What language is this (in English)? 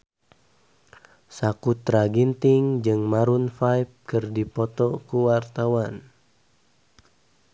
Sundanese